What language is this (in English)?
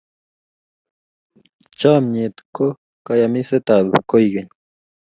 Kalenjin